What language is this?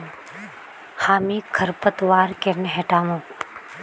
Magahi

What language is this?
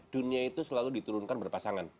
Indonesian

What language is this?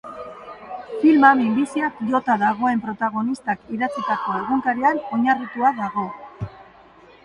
Basque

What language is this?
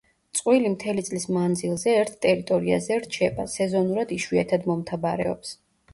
Georgian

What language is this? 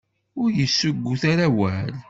Kabyle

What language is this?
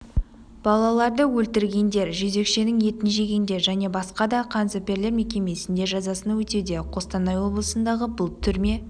Kazakh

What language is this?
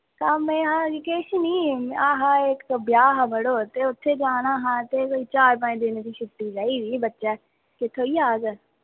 Dogri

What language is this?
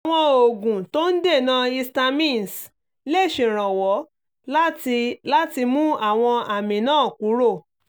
Yoruba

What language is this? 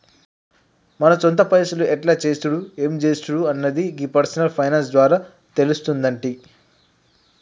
Telugu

